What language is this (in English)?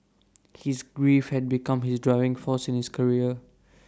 English